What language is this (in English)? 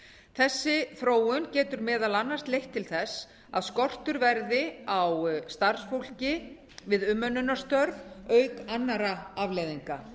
Icelandic